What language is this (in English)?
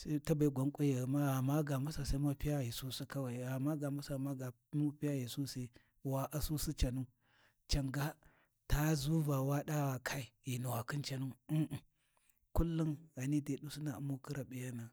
Warji